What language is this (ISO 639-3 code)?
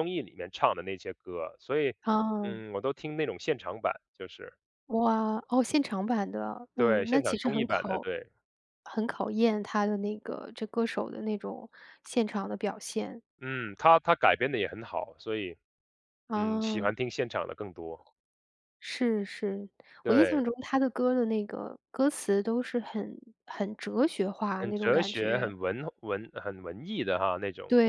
zho